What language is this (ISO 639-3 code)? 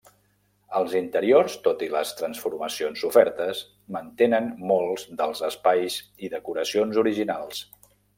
cat